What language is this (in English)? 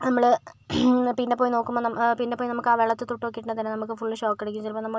Malayalam